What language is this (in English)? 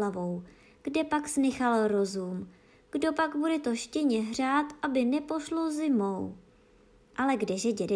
Czech